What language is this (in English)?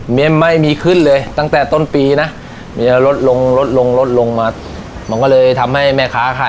Thai